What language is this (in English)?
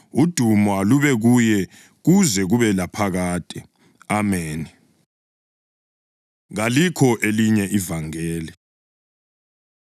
North Ndebele